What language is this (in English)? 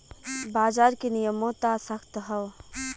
Bhojpuri